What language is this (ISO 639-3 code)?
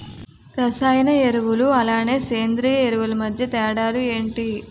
tel